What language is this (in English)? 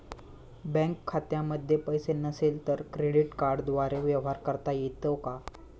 Marathi